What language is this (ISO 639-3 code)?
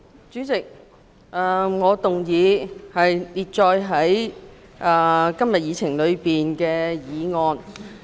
yue